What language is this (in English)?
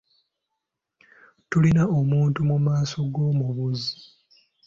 Ganda